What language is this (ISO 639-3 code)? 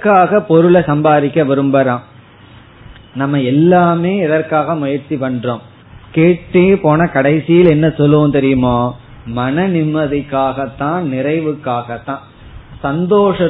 tam